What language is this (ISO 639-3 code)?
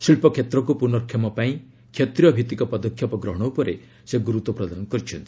ori